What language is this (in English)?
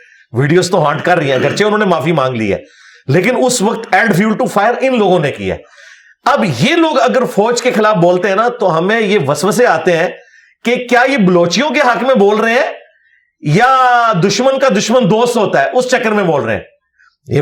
Urdu